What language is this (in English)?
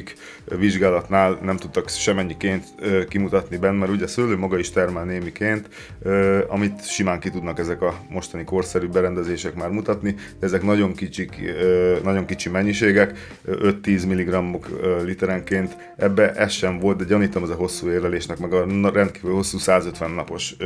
Hungarian